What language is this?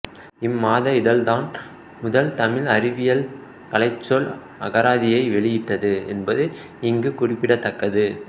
Tamil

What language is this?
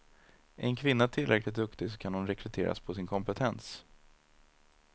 Swedish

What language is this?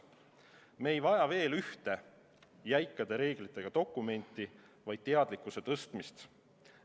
Estonian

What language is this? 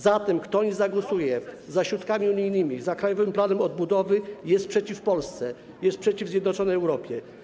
Polish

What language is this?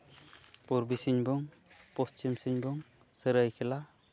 Santali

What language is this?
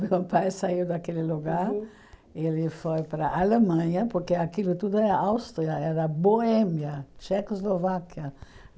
Portuguese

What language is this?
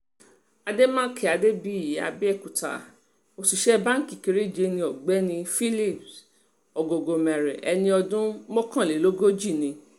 Yoruba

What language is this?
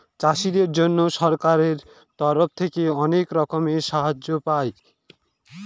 Bangla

